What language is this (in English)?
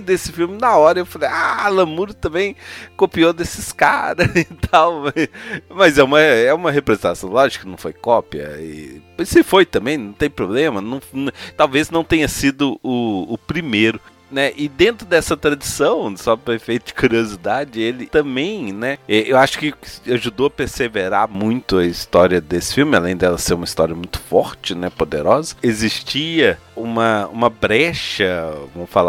Portuguese